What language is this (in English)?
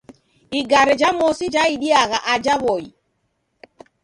Taita